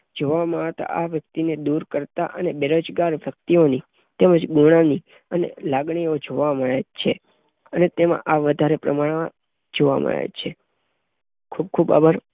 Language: Gujarati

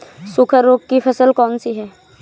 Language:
Hindi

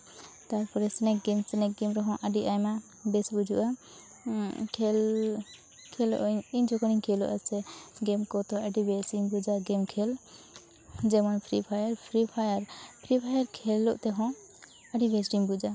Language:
Santali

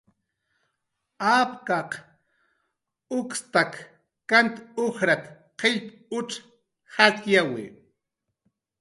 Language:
Jaqaru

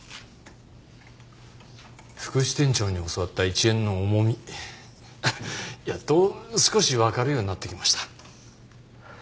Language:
Japanese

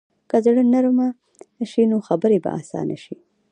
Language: Pashto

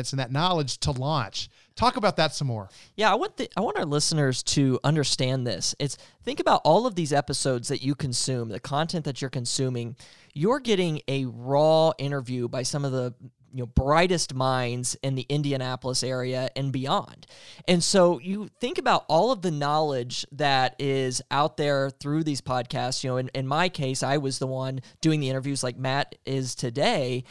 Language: English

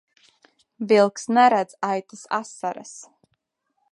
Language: Latvian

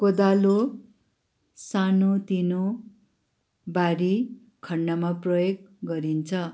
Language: Nepali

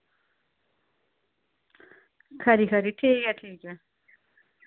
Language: Dogri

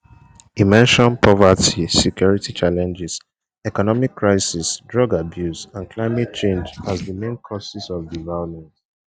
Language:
Nigerian Pidgin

